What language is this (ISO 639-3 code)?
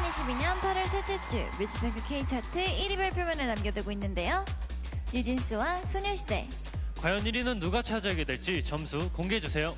kor